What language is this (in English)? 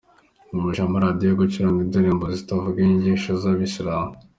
Kinyarwanda